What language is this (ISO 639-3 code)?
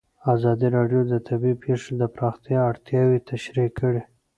pus